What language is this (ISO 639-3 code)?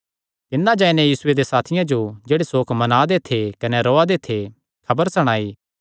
xnr